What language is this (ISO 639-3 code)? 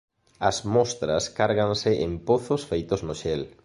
glg